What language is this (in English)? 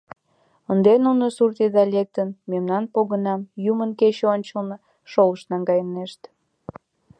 Mari